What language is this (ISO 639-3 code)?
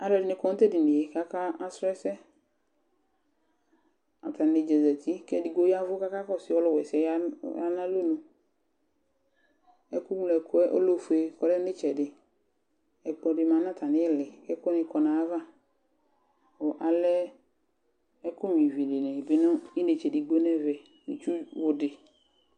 kpo